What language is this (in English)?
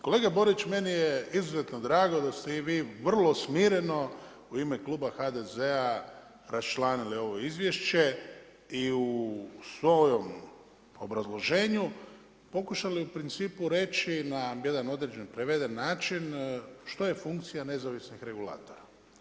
Croatian